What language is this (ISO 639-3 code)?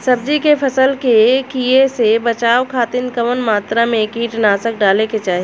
bho